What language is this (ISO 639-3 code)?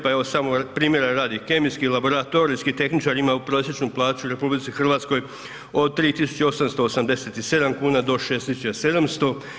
hrv